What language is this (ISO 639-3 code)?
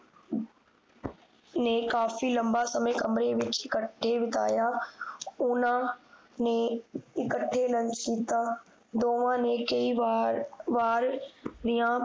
pan